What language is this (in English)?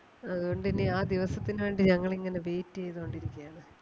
Malayalam